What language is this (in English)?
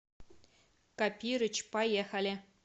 Russian